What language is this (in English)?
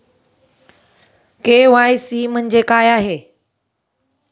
Marathi